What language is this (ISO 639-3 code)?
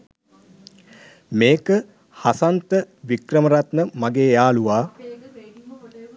sin